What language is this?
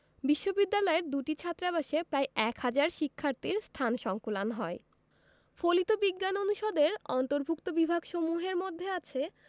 Bangla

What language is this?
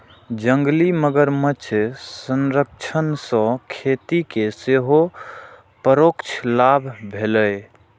Maithili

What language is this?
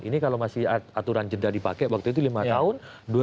Indonesian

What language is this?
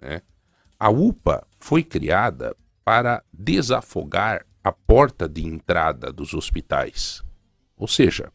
Portuguese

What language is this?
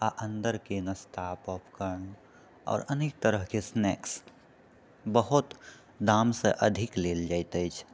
Maithili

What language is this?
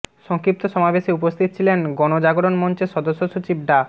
Bangla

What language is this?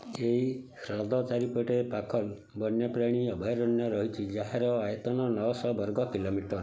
Odia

